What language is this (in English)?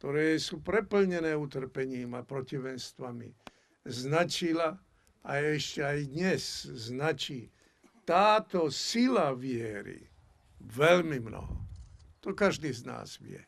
Slovak